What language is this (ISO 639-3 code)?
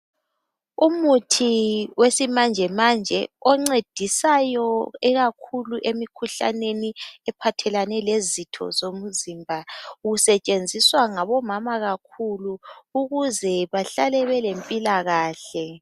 nde